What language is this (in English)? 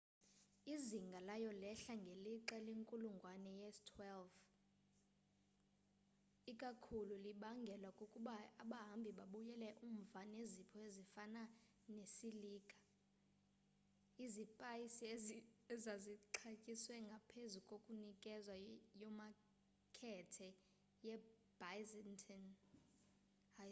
Xhosa